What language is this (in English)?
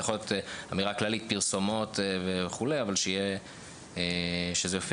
Hebrew